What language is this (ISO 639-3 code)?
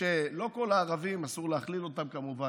heb